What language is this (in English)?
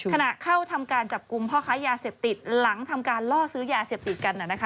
Thai